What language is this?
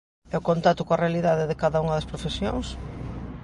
Galician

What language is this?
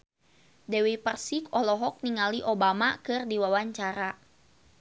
Sundanese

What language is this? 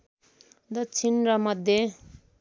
Nepali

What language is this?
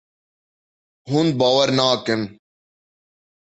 Kurdish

